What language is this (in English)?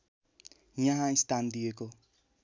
Nepali